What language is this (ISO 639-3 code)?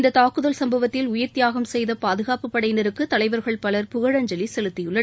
tam